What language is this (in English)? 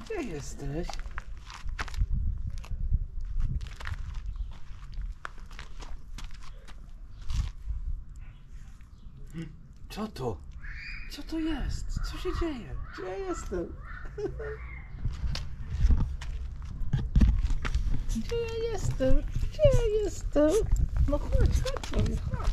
Polish